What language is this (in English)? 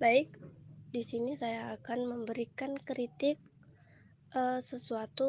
Indonesian